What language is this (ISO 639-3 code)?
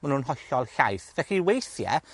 cym